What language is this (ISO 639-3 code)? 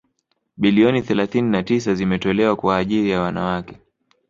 swa